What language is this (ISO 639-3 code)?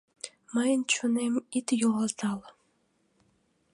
chm